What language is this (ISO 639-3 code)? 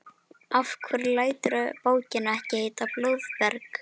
isl